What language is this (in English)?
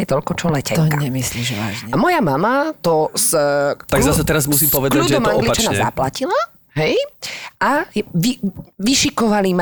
Slovak